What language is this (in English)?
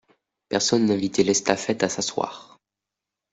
French